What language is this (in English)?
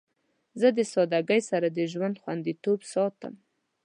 Pashto